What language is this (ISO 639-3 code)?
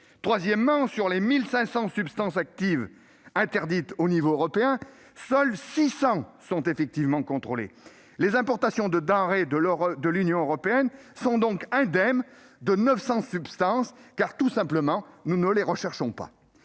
fra